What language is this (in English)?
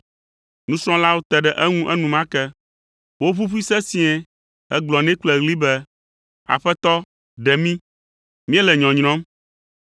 Ewe